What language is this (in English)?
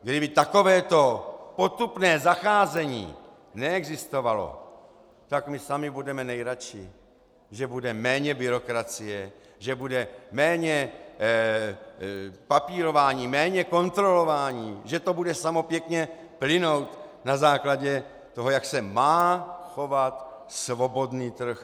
Czech